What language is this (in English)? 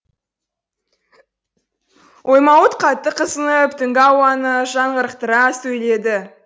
Kazakh